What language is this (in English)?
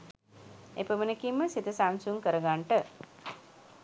Sinhala